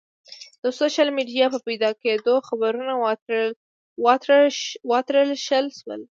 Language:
Pashto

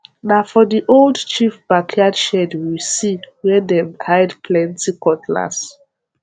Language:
Nigerian Pidgin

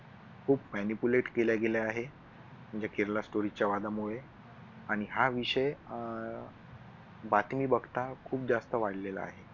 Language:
Marathi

